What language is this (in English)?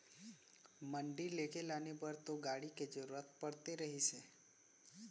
Chhattisgarhi